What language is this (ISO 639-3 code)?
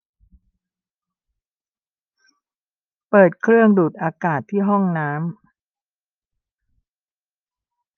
tha